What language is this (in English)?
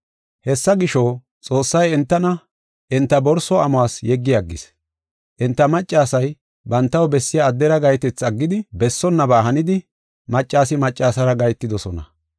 Gofa